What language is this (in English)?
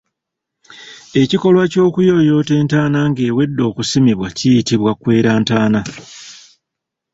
Ganda